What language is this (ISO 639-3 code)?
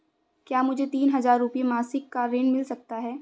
hin